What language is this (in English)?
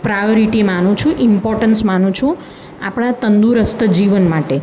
Gujarati